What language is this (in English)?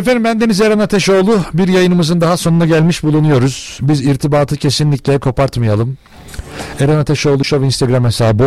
Turkish